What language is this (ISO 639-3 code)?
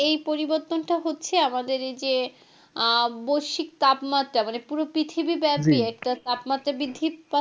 ben